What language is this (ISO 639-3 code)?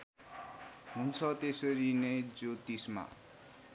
nep